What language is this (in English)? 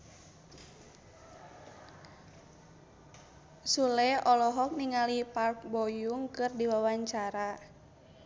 Sundanese